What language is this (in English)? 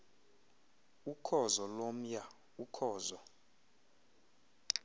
Xhosa